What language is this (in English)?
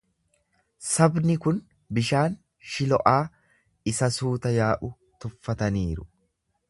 Oromo